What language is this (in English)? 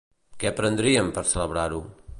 Catalan